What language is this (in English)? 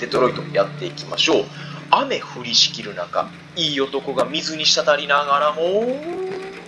Japanese